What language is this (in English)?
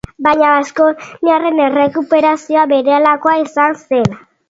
Basque